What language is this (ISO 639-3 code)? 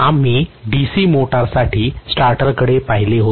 mar